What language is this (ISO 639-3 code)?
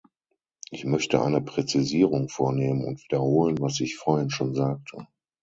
deu